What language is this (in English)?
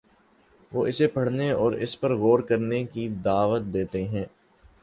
Urdu